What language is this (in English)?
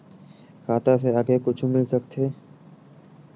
Chhattisgarhi